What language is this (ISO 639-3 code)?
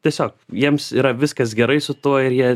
lit